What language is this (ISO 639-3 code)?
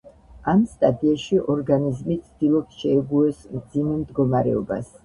kat